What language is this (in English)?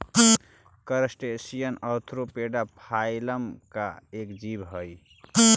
Magahi